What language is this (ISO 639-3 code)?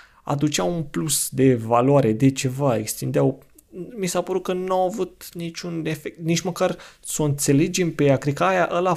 ron